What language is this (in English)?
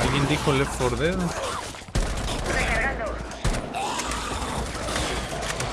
Spanish